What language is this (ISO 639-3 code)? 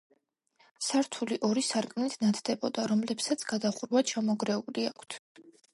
kat